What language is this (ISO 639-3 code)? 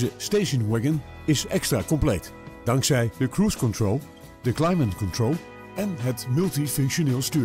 nld